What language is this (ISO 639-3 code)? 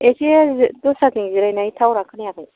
brx